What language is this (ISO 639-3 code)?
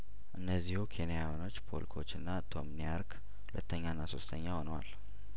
amh